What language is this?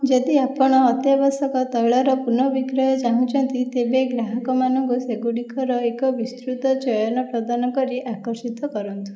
Odia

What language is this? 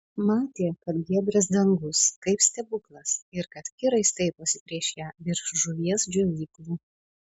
Lithuanian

